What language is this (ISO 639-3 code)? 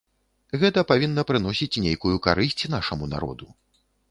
bel